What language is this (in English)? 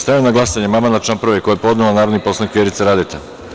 Serbian